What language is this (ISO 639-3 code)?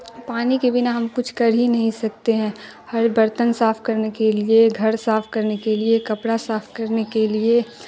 urd